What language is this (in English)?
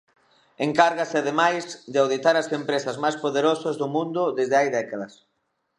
Galician